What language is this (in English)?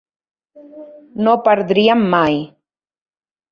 Catalan